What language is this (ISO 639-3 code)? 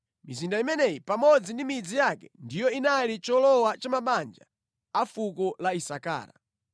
nya